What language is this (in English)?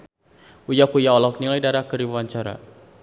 Sundanese